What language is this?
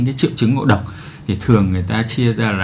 Vietnamese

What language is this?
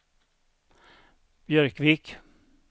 Swedish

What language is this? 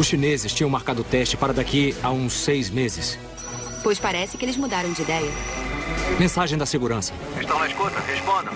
Portuguese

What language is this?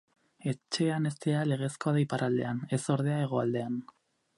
Basque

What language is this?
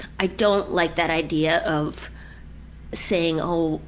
English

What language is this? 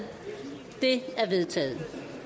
Danish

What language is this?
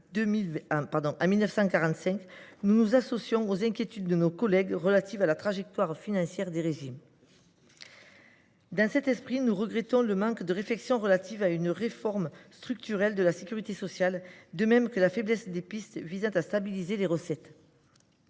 French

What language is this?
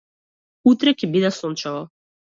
Macedonian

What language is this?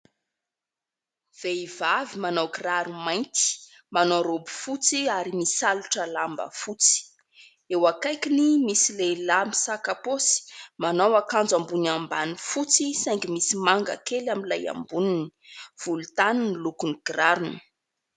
Malagasy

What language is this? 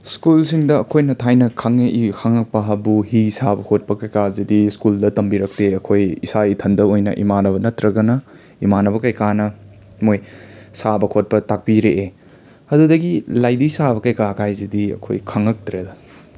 Manipuri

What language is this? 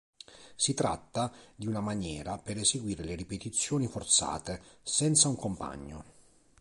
Italian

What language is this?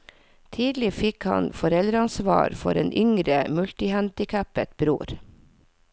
Norwegian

